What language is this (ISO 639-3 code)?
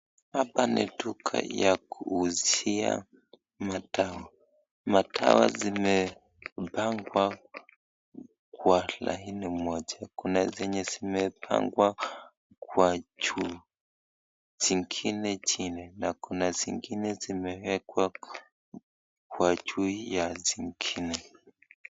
swa